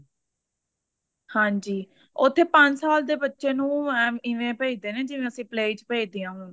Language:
Punjabi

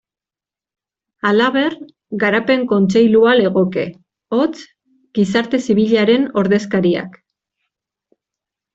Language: Basque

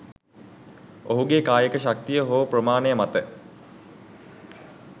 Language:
Sinhala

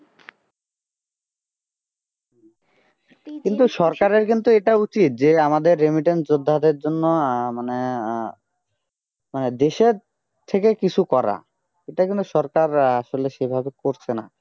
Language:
Bangla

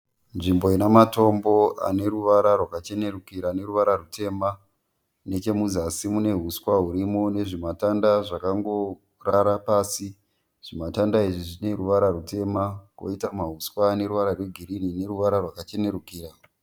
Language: Shona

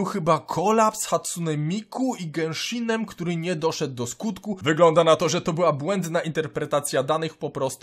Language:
Polish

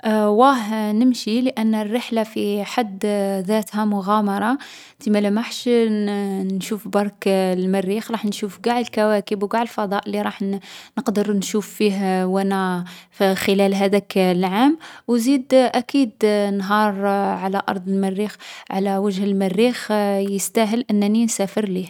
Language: Algerian Arabic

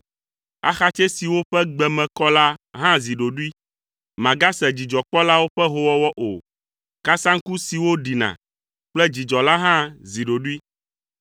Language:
Ewe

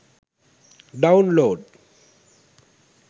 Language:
Sinhala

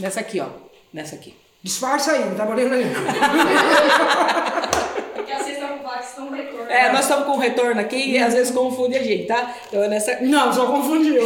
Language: Portuguese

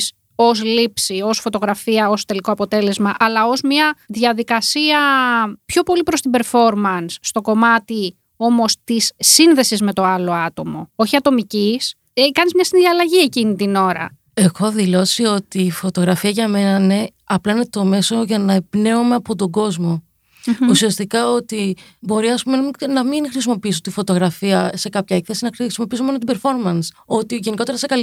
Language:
Greek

